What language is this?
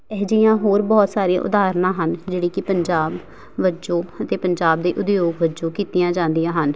Punjabi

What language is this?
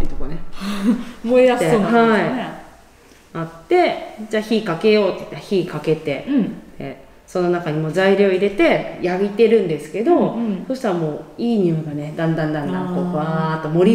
Japanese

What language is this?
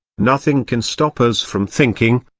English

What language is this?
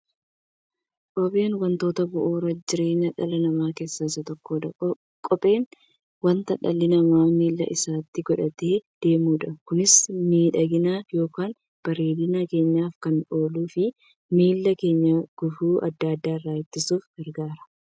Oromo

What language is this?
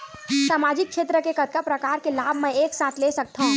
Chhattisgarhi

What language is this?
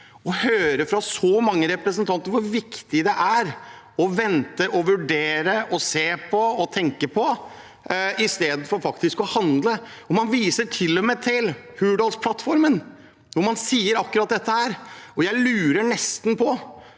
Norwegian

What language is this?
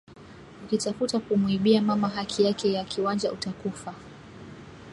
Swahili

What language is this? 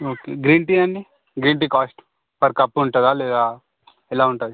Telugu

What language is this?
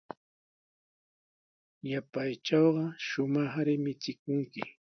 Sihuas Ancash Quechua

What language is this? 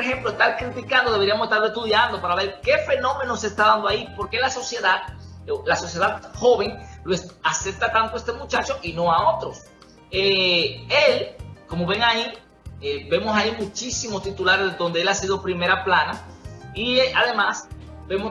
Spanish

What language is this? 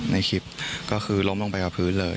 Thai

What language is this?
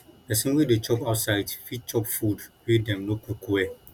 Nigerian Pidgin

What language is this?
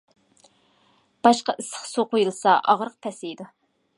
Uyghur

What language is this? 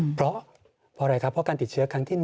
Thai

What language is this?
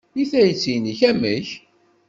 Kabyle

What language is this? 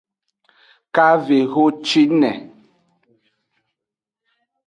Aja (Benin)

